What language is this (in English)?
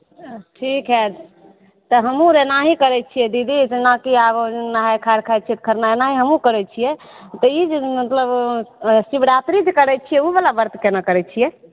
Maithili